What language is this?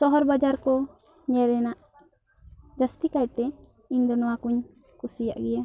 Santali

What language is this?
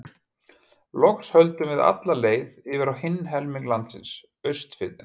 Icelandic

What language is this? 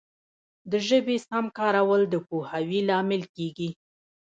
Pashto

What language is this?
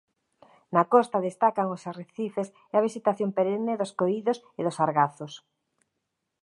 Galician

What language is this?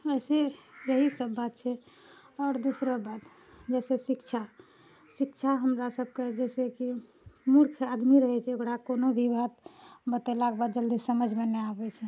Maithili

